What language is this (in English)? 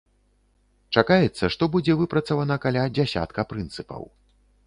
Belarusian